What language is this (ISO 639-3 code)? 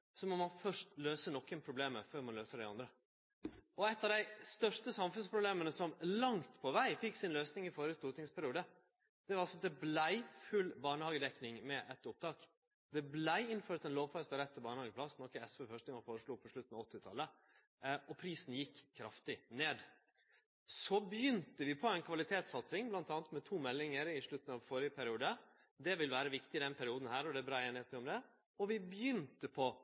nno